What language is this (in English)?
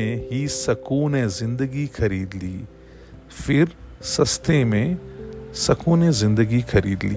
Hindi